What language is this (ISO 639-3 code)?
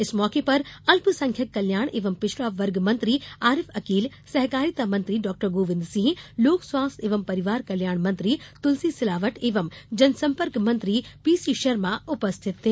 hin